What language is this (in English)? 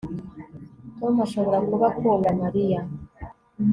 Kinyarwanda